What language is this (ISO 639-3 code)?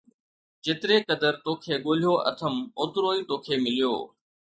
snd